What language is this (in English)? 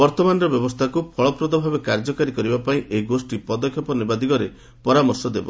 Odia